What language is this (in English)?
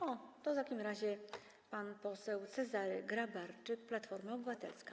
Polish